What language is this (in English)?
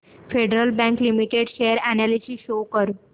Marathi